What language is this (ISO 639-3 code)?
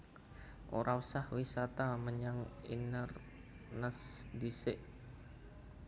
jav